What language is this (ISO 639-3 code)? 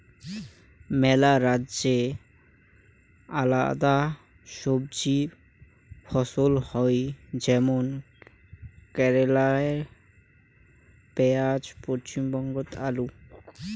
ben